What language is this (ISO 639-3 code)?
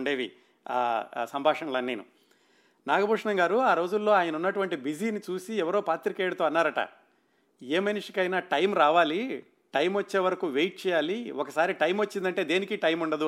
tel